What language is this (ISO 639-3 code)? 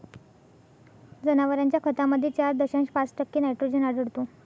mar